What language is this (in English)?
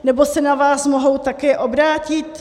Czech